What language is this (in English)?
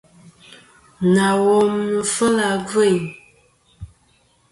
Kom